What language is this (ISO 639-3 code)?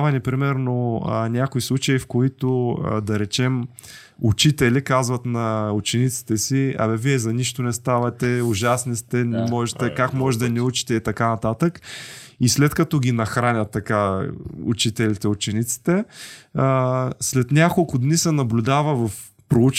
bul